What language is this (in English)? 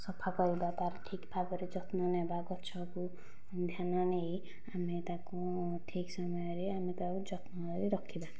Odia